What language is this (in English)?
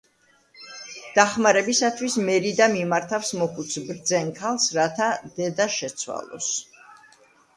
Georgian